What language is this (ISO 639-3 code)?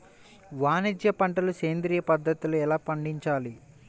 tel